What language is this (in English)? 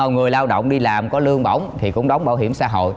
Vietnamese